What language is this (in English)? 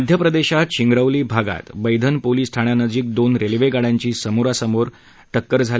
Marathi